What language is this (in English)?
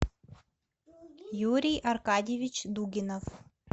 Russian